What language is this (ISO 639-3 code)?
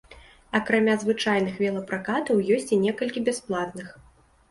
bel